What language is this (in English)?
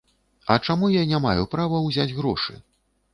Belarusian